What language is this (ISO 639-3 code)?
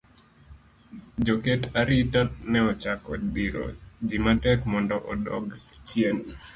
luo